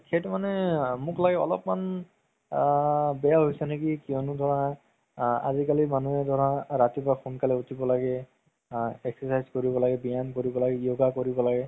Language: Assamese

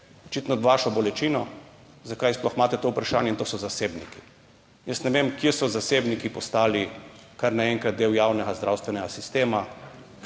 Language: Slovenian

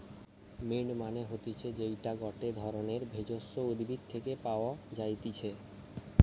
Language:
Bangla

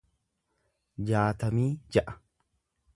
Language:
Oromo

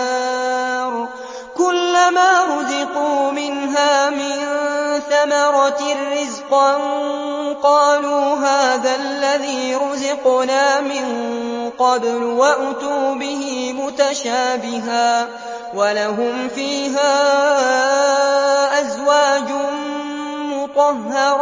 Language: Arabic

